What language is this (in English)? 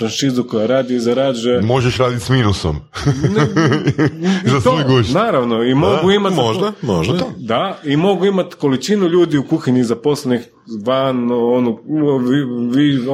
Croatian